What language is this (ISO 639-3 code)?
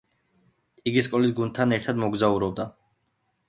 kat